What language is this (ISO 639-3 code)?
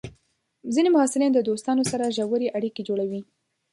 pus